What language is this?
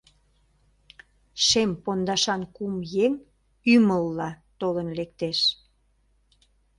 Mari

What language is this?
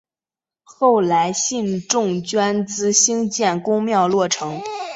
Chinese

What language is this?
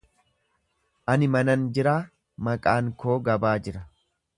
Oromo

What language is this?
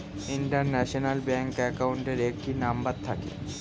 Bangla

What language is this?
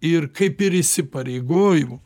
Lithuanian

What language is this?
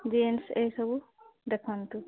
Odia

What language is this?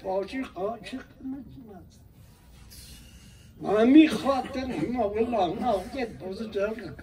Persian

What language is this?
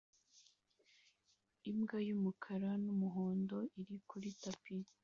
Kinyarwanda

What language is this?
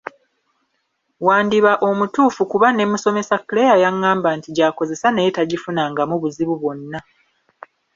Ganda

